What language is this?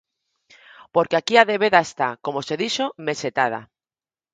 Galician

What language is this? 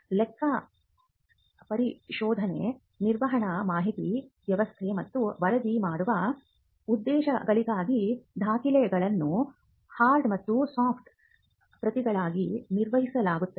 Kannada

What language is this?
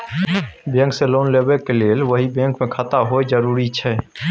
Maithili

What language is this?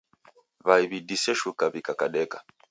Taita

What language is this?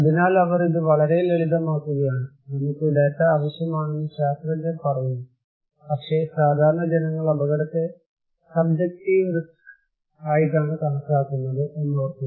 Malayalam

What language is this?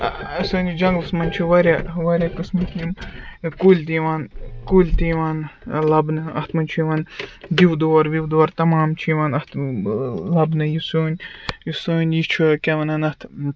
Kashmiri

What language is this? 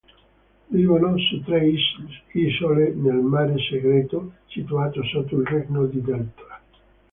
Italian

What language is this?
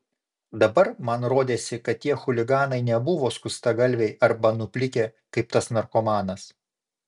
Lithuanian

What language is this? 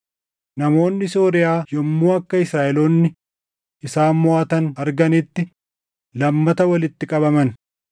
Oromo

